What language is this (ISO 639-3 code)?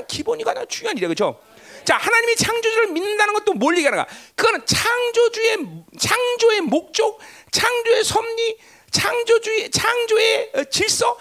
kor